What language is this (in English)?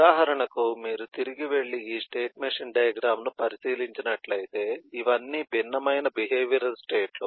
Telugu